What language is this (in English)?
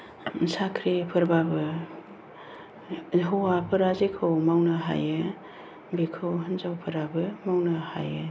Bodo